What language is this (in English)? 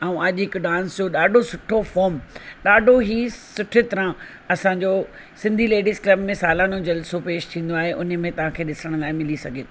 Sindhi